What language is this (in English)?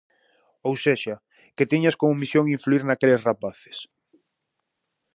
Galician